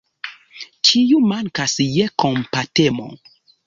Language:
Esperanto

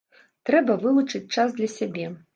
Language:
Belarusian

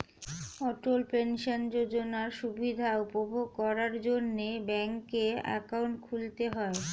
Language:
Bangla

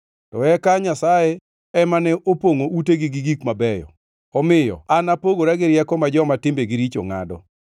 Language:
Luo (Kenya and Tanzania)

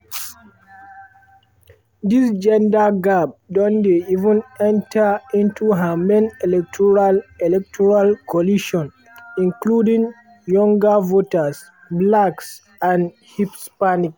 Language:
Nigerian Pidgin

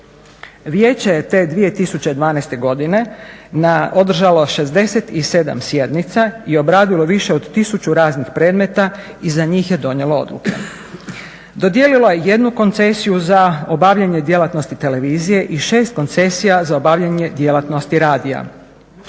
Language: Croatian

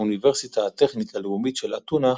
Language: Hebrew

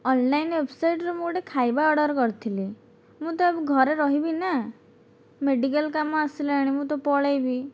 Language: Odia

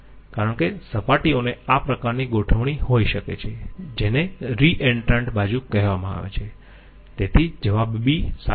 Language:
Gujarati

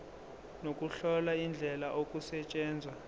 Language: Zulu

